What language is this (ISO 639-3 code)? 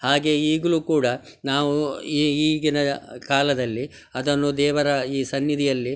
kan